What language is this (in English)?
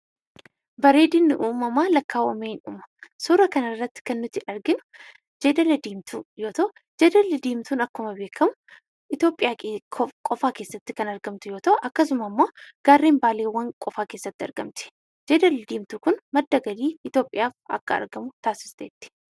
Oromo